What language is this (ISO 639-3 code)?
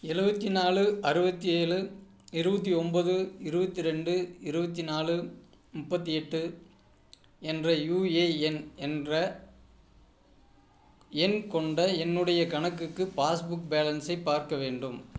tam